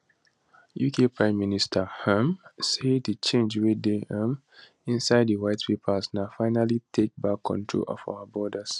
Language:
Nigerian Pidgin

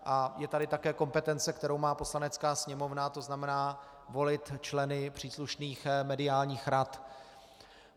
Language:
Czech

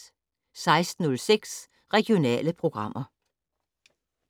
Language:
Danish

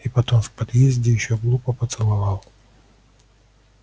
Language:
Russian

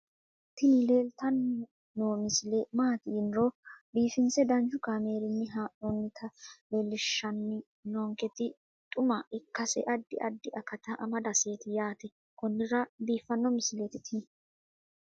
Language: Sidamo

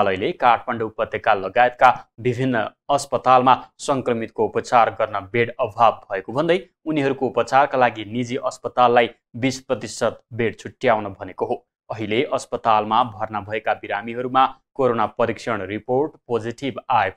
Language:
Romanian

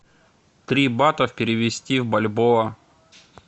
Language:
Russian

